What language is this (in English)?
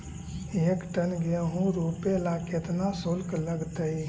Magahi